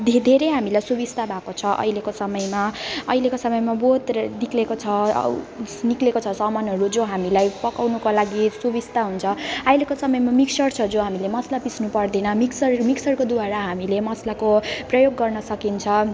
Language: Nepali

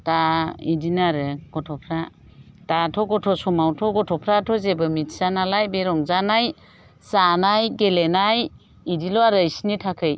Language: Bodo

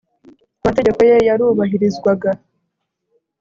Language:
Kinyarwanda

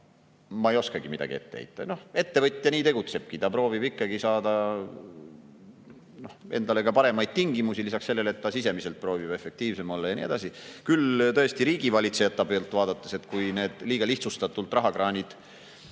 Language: Estonian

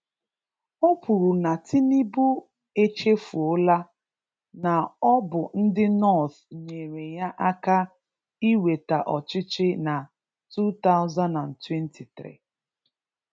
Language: Igbo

